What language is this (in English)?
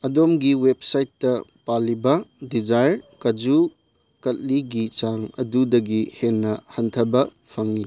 Manipuri